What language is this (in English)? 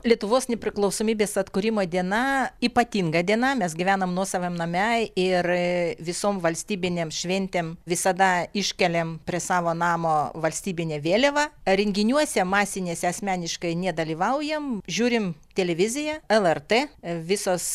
Lithuanian